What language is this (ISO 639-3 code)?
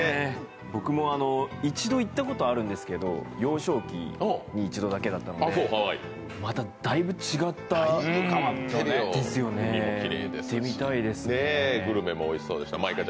jpn